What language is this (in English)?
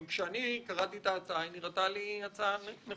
Hebrew